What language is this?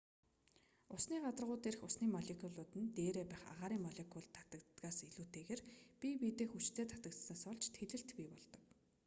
Mongolian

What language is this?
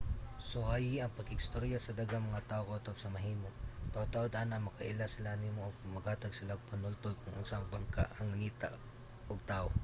Cebuano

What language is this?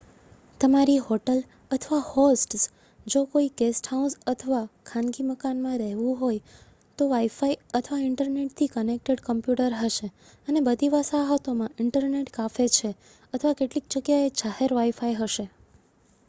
Gujarati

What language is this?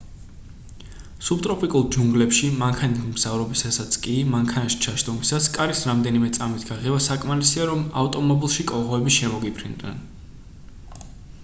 Georgian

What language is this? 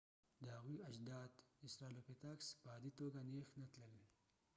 Pashto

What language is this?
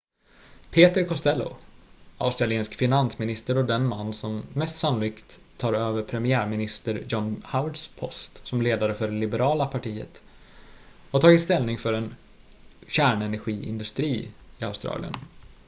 Swedish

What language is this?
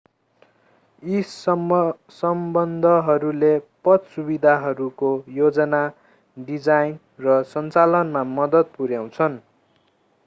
Nepali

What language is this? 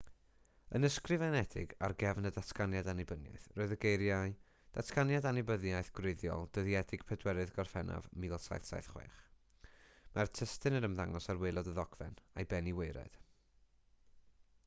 Welsh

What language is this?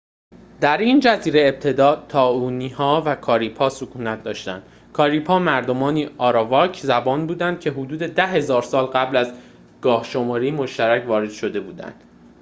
Persian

